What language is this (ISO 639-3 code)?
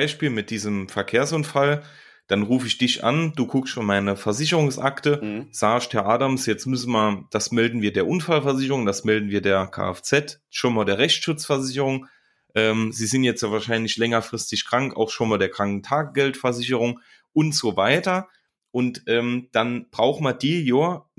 deu